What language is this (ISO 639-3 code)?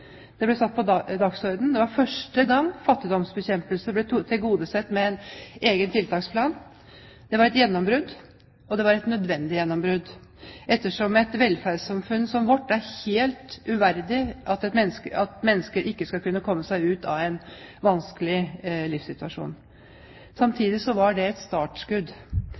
nob